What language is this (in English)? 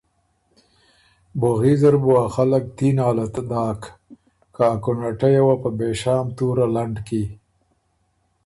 Ormuri